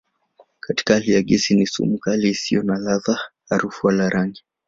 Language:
Swahili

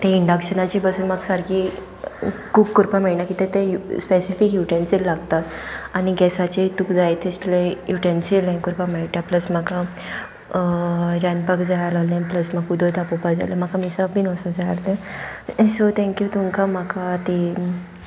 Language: Konkani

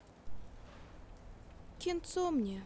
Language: Russian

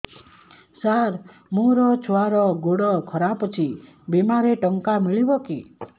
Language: Odia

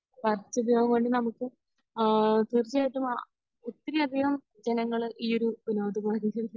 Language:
Malayalam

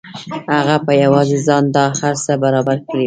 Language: Pashto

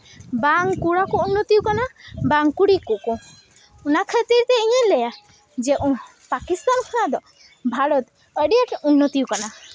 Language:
Santali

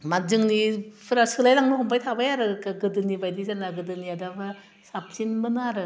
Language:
Bodo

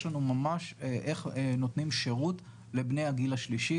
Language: Hebrew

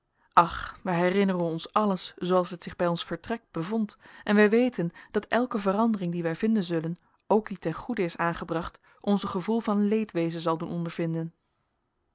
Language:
Dutch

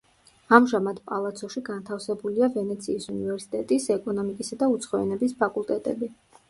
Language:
Georgian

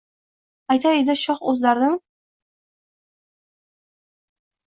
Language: Uzbek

